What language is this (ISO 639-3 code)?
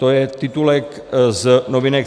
ces